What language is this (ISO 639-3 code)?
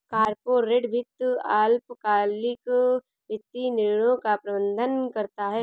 hin